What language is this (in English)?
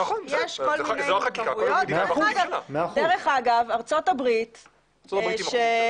Hebrew